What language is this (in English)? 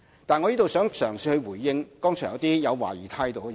Cantonese